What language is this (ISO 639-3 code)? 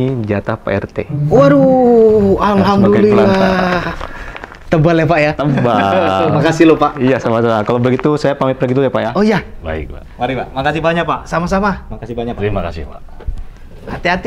ind